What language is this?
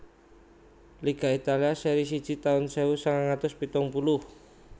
Javanese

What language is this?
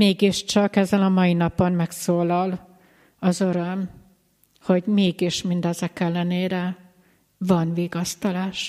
Hungarian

